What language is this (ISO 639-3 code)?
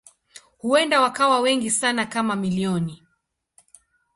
swa